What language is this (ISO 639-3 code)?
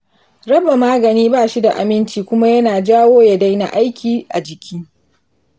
hau